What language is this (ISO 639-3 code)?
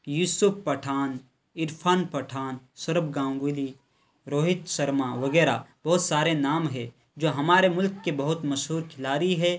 urd